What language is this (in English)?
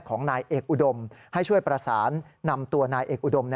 Thai